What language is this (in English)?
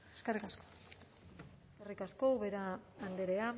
Basque